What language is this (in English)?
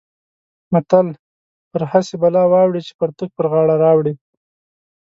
Pashto